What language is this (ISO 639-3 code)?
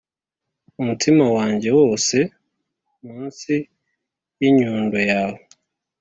kin